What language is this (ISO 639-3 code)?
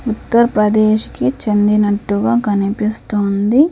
tel